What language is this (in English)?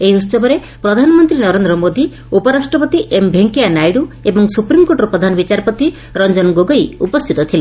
Odia